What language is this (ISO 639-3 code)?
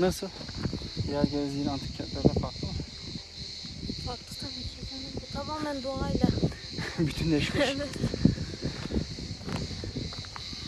tur